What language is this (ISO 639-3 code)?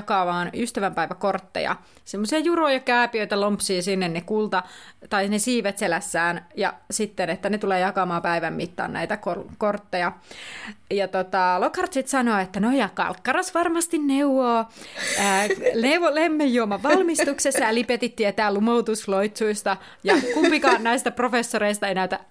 fin